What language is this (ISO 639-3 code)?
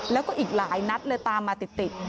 tha